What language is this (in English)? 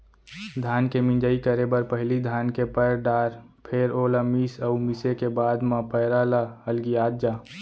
Chhattisgarhi